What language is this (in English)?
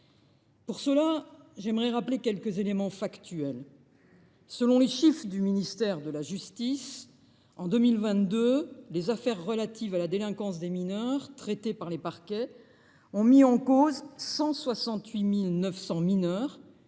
French